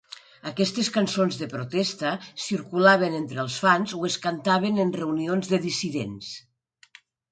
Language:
Catalan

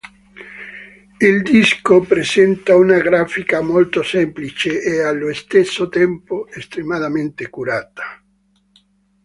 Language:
Italian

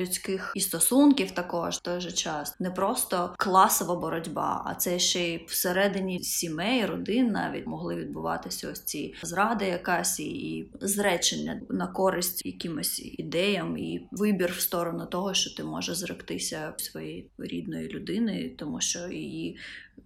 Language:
Ukrainian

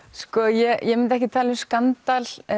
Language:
Icelandic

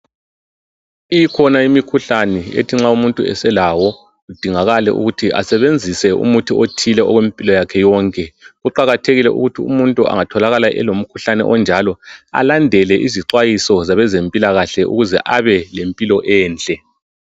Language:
North Ndebele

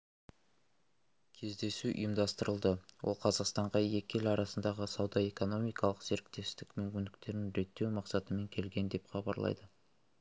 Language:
Kazakh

